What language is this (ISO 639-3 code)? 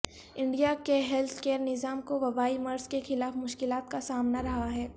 urd